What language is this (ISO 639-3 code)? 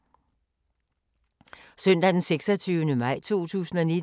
dan